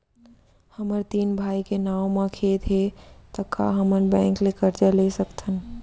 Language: Chhattisgarhi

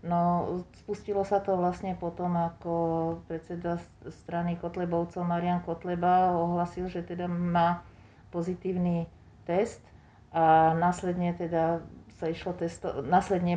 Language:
Slovak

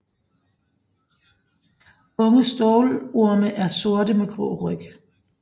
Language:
Danish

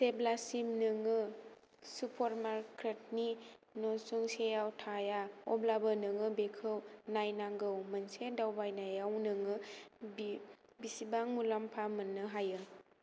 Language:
Bodo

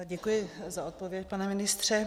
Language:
Czech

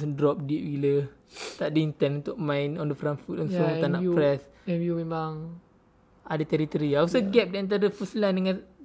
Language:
Malay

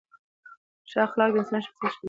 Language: Pashto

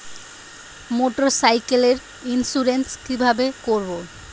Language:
Bangla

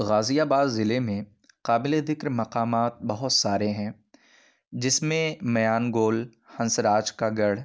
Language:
Urdu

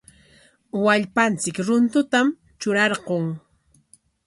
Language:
Corongo Ancash Quechua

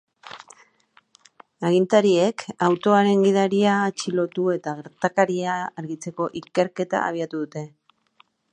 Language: Basque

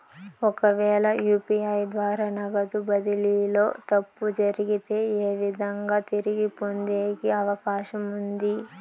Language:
Telugu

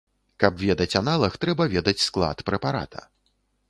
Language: Belarusian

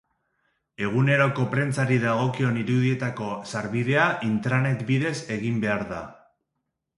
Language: Basque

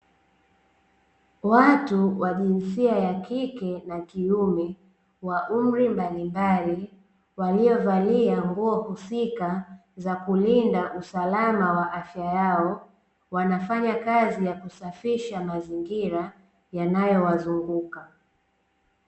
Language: Swahili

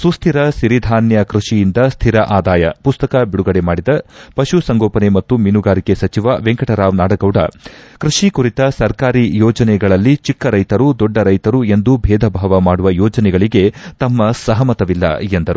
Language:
Kannada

